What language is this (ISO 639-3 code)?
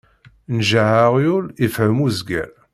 kab